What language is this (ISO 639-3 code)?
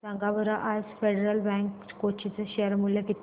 mar